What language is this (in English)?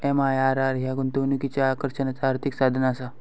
Marathi